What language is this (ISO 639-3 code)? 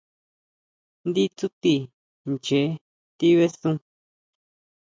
mau